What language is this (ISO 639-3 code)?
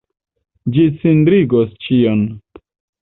epo